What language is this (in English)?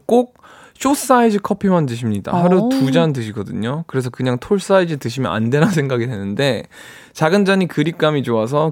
Korean